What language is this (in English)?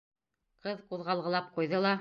Bashkir